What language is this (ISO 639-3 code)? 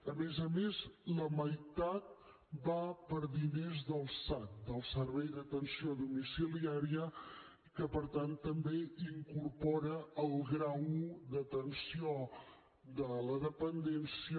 cat